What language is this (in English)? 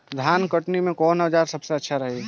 Bhojpuri